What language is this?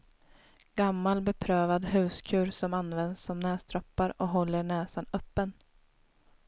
Swedish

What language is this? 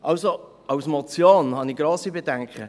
Swiss German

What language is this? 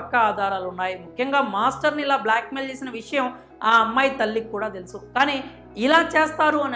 Telugu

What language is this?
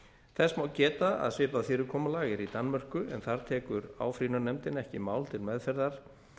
Icelandic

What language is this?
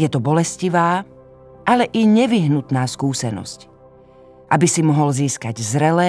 Slovak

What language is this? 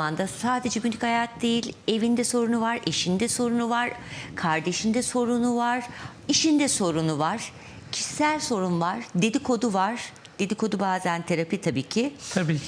Turkish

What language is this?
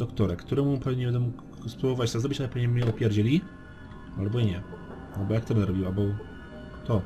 Polish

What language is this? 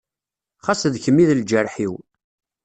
Kabyle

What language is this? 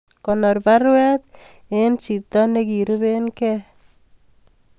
Kalenjin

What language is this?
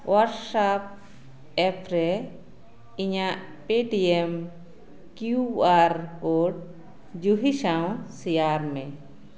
Santali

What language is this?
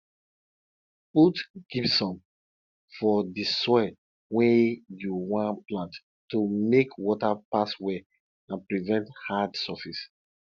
Nigerian Pidgin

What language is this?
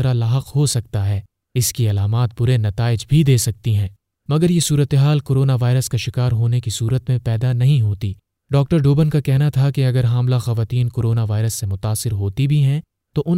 Urdu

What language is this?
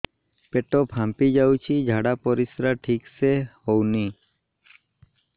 Odia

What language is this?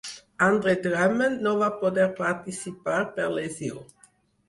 Catalan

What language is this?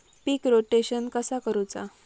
Marathi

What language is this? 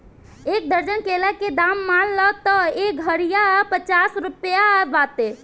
Bhojpuri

